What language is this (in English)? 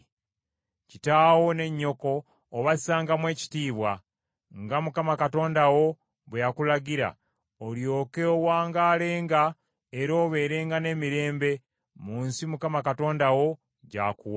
Ganda